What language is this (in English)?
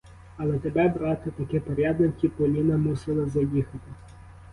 Ukrainian